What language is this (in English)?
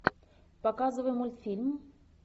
Russian